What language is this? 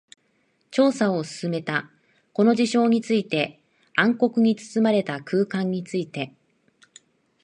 Japanese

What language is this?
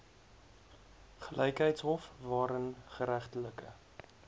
Afrikaans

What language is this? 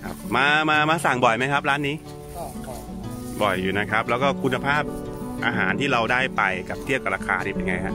Thai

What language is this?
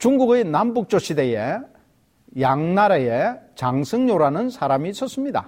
Korean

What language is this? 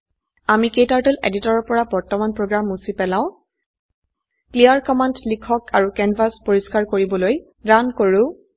Assamese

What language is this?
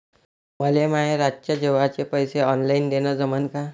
Marathi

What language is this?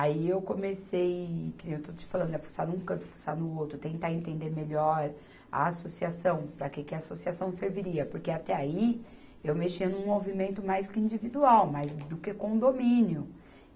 Portuguese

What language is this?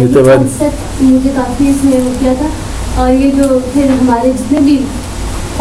Urdu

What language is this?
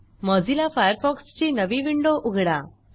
Marathi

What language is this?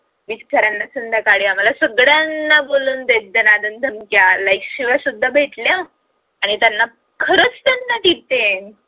Marathi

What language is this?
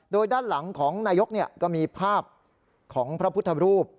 Thai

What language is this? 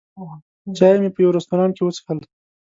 Pashto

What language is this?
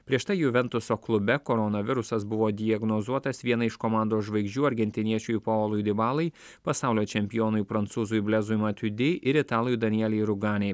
Lithuanian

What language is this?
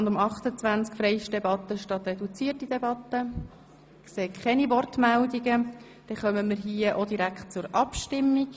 Swiss German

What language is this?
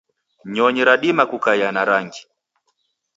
Taita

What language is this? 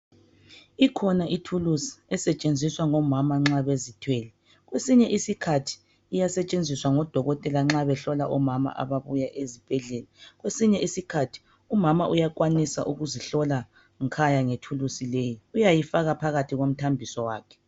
North Ndebele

